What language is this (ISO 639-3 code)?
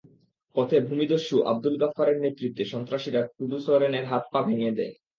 ben